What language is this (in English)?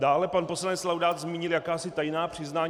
Czech